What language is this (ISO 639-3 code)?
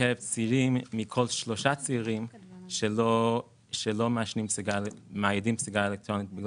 heb